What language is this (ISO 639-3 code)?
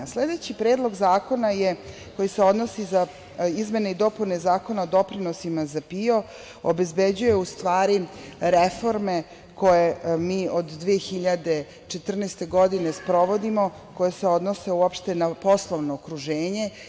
srp